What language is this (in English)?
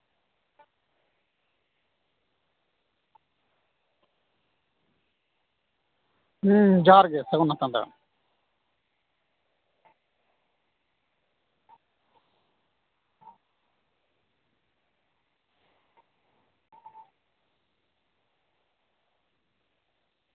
Santali